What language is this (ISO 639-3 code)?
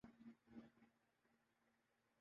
urd